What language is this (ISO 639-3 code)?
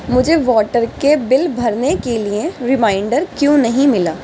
urd